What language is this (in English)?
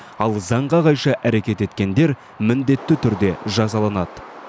Kazakh